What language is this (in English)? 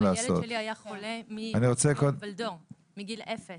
Hebrew